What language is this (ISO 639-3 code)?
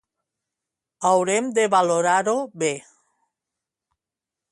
cat